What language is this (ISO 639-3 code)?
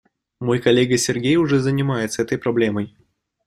rus